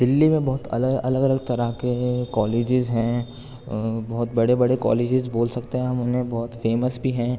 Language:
Urdu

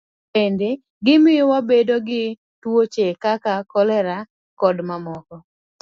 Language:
Luo (Kenya and Tanzania)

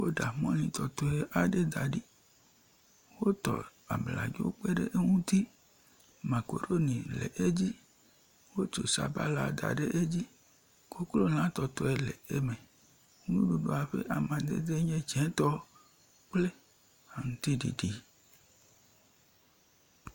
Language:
Ewe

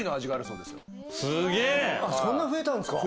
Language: Japanese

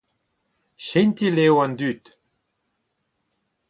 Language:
Breton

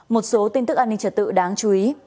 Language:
Vietnamese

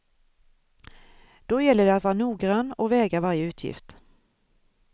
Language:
Swedish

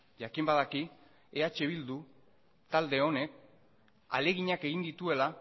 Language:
Basque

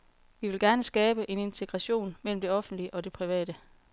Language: Danish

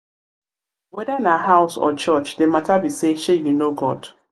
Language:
Nigerian Pidgin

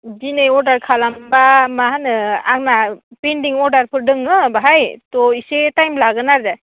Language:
Bodo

